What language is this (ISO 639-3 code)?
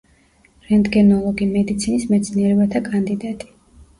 kat